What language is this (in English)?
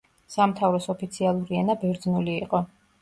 Georgian